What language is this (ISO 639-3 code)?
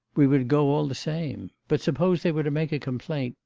eng